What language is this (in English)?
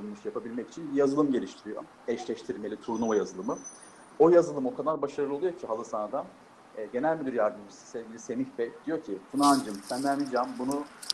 Turkish